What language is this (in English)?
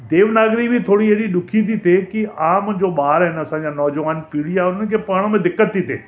Sindhi